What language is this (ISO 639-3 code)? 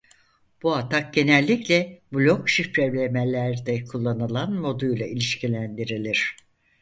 tur